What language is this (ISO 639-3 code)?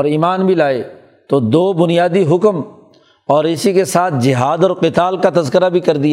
urd